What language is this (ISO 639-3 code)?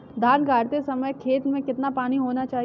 hin